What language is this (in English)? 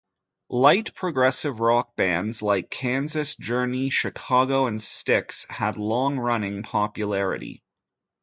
English